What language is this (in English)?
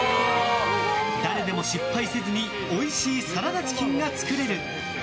Japanese